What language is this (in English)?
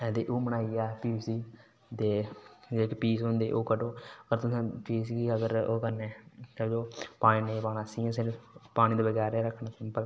Dogri